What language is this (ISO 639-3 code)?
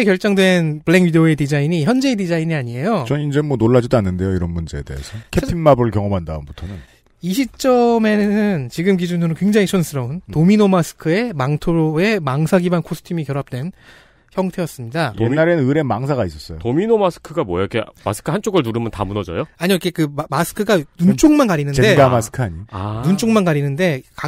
kor